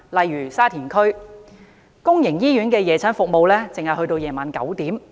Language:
Cantonese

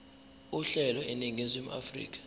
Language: Zulu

